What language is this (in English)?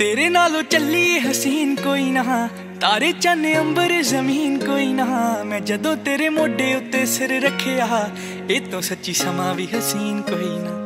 Hindi